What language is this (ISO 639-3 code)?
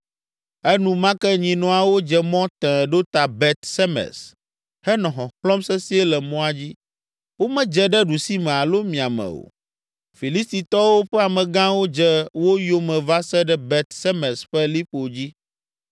ewe